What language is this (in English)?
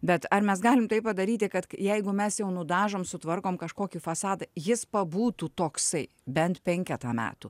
Lithuanian